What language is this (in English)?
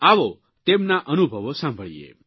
Gujarati